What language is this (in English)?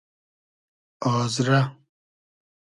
Hazaragi